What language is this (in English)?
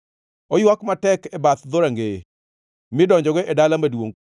Luo (Kenya and Tanzania)